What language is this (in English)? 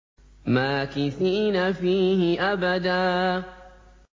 Arabic